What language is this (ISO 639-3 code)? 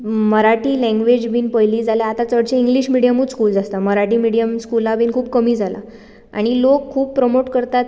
kok